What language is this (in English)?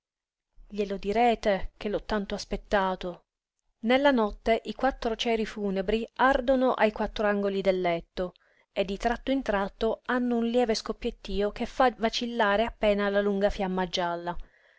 Italian